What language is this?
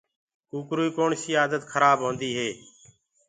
Gurgula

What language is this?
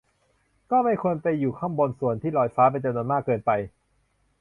Thai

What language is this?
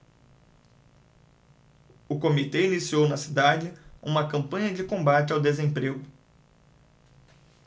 Portuguese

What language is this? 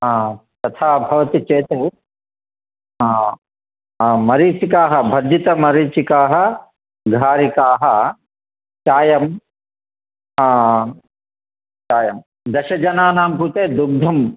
Sanskrit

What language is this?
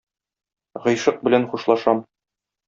Tatar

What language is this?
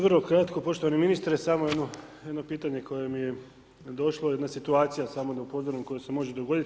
Croatian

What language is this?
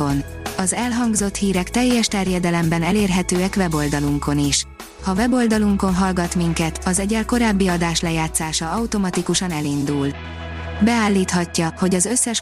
Hungarian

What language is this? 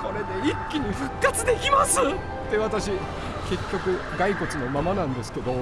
Japanese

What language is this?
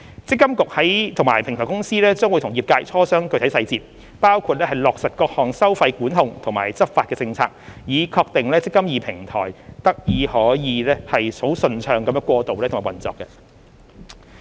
Cantonese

